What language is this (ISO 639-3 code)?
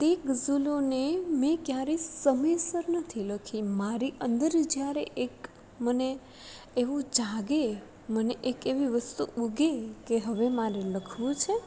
guj